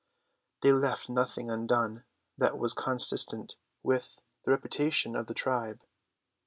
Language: English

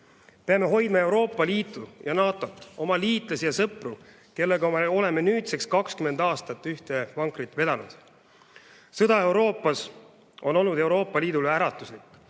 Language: Estonian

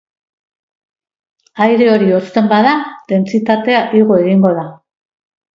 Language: Basque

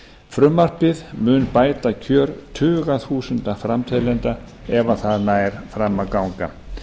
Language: Icelandic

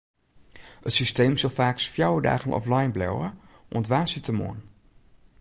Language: Western Frisian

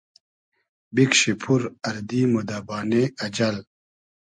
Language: Hazaragi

